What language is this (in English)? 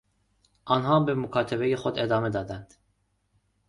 Persian